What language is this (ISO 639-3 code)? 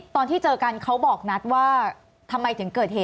tha